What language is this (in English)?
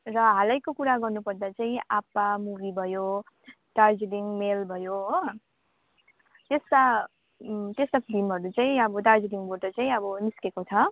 Nepali